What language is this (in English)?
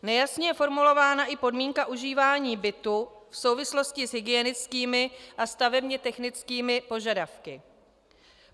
Czech